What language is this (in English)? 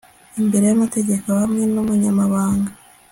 Kinyarwanda